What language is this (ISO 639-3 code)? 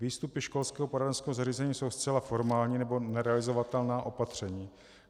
ces